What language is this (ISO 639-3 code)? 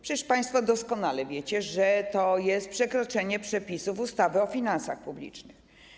pol